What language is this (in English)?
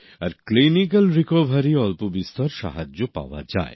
Bangla